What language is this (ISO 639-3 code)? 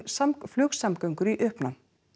isl